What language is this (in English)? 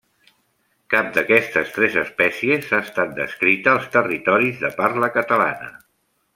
Catalan